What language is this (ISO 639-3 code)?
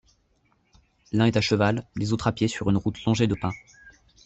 fra